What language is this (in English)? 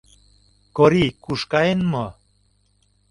Mari